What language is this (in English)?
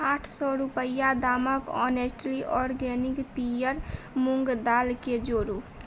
Maithili